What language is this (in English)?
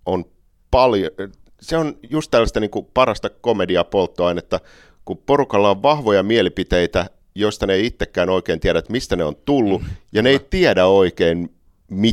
Finnish